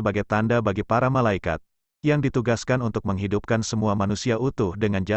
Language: Indonesian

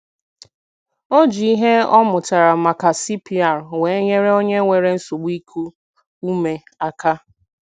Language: Igbo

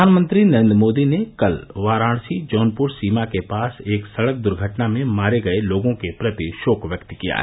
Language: Hindi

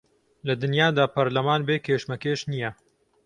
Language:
Central Kurdish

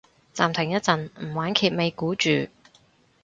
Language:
Cantonese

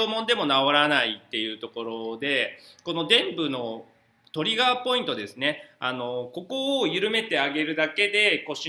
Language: Japanese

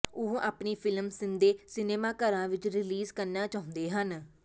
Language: Punjabi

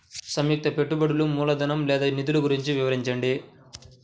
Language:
Telugu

